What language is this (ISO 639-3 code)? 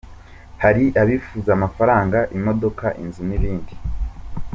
kin